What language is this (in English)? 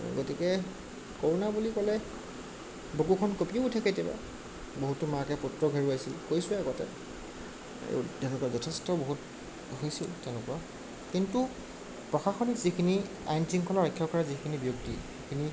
Assamese